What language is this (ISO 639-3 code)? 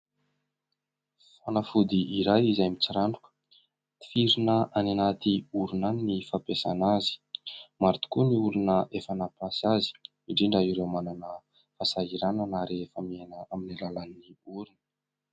mlg